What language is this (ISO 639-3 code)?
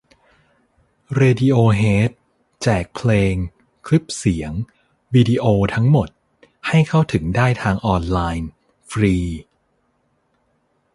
tha